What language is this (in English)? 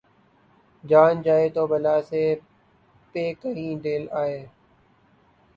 Urdu